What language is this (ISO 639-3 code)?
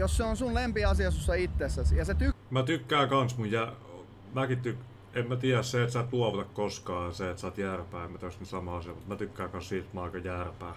fin